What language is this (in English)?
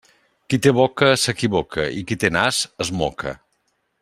Catalan